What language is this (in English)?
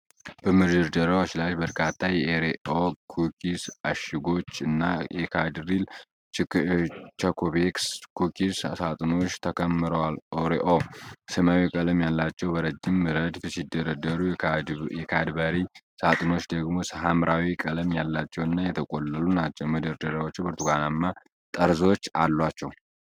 Amharic